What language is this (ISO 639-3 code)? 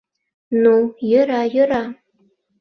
chm